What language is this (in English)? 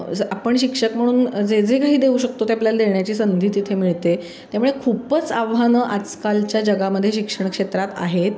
Marathi